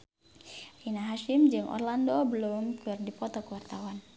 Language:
Sundanese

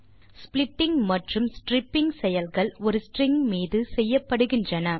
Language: Tamil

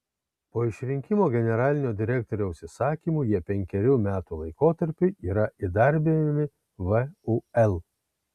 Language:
Lithuanian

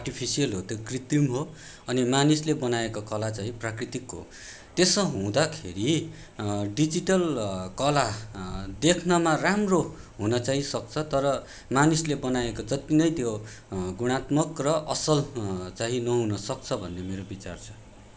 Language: Nepali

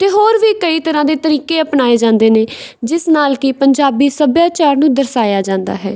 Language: Punjabi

